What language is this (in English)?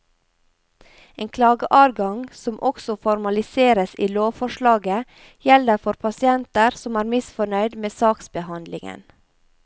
Norwegian